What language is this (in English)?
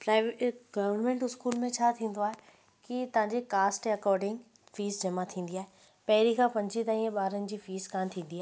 Sindhi